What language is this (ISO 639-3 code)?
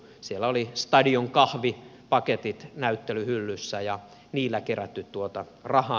fin